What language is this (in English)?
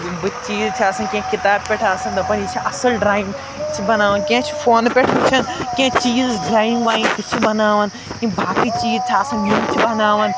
Kashmiri